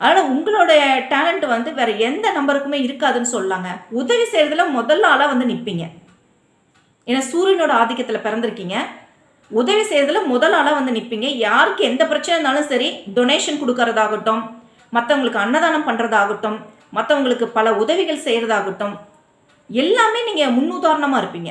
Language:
Tamil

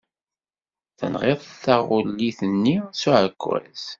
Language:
Kabyle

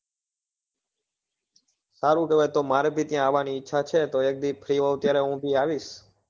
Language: Gujarati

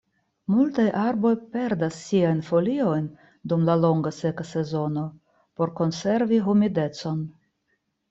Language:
Esperanto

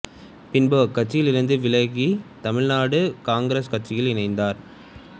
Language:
Tamil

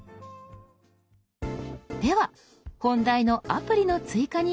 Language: Japanese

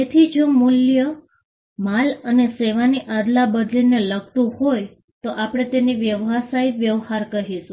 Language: Gujarati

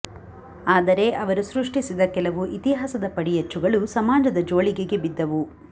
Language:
Kannada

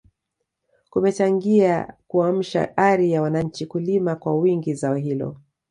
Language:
Swahili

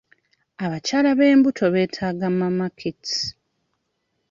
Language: Ganda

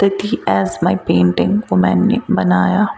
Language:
Kashmiri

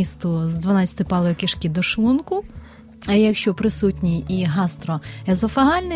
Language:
Ukrainian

